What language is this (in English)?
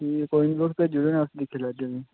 Dogri